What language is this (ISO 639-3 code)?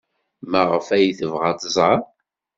kab